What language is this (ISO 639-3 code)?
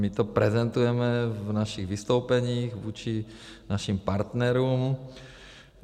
ces